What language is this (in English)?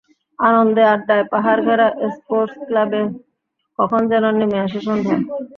Bangla